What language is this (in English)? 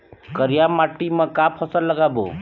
Chhattisgarhi